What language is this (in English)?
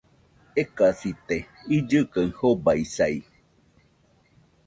Nüpode Huitoto